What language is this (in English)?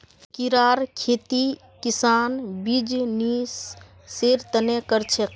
Magahi